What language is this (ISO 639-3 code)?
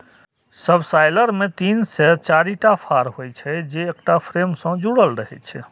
mai